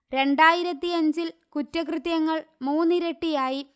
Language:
Malayalam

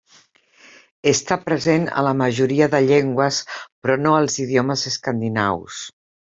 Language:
Catalan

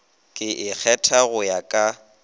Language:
Northern Sotho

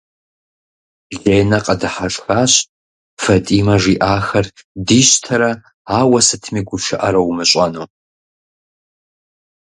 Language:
Kabardian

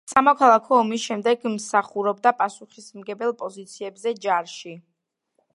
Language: Georgian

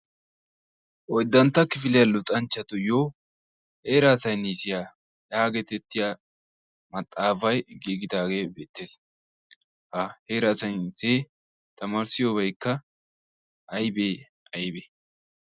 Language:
Wolaytta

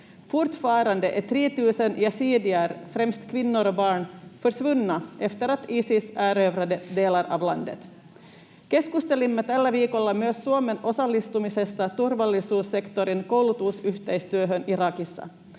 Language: Finnish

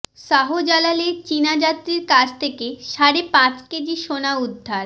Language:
Bangla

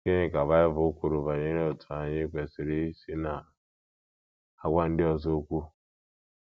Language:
Igbo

